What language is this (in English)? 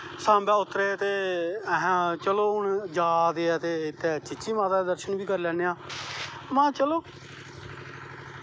Dogri